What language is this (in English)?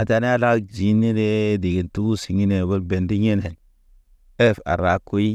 Naba